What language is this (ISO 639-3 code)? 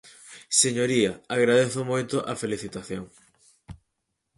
glg